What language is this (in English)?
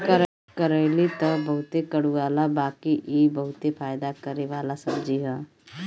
Bhojpuri